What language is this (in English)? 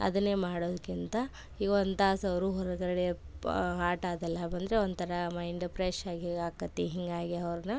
Kannada